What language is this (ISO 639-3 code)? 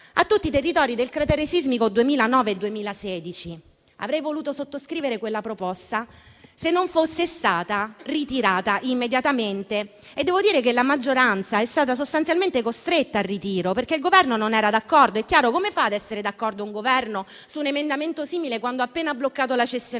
ita